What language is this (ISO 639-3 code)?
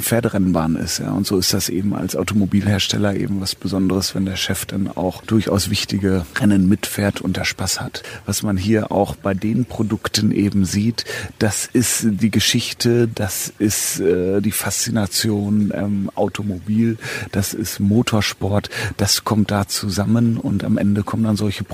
deu